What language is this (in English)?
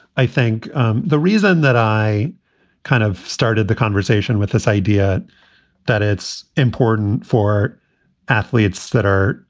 English